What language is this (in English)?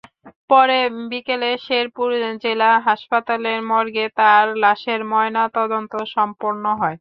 Bangla